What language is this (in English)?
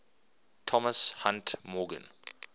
English